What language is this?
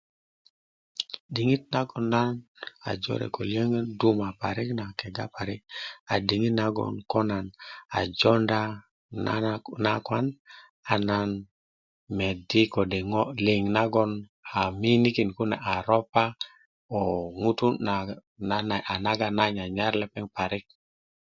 Kuku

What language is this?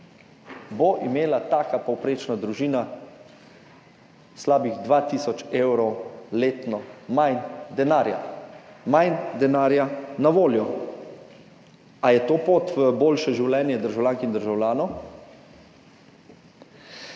Slovenian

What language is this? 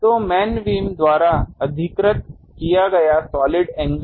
Hindi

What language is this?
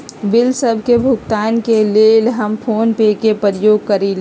Magahi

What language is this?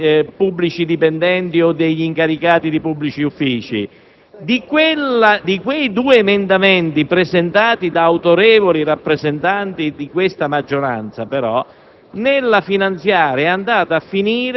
Italian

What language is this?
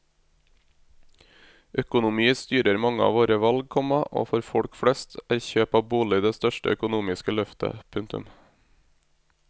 Norwegian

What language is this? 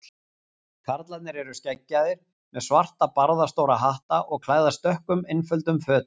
Icelandic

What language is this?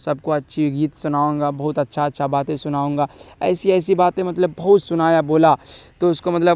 Urdu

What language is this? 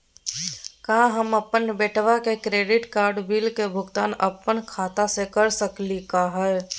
Magahi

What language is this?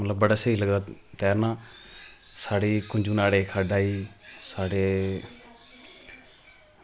Dogri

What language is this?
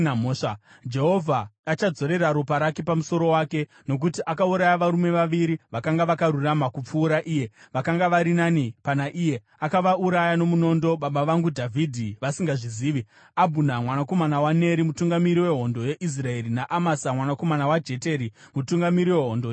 Shona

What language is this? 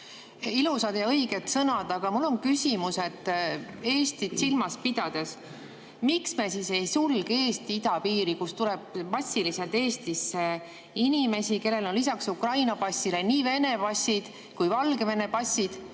Estonian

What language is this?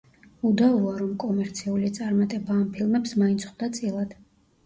Georgian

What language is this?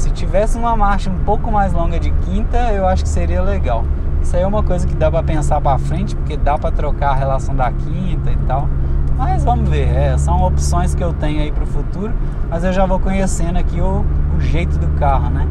Portuguese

